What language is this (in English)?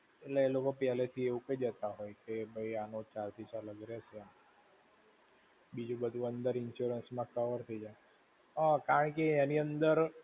Gujarati